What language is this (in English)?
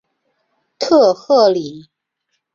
Chinese